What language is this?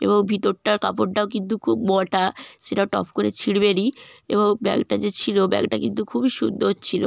Bangla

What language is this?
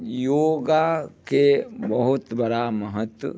Maithili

